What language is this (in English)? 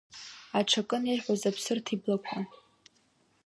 Abkhazian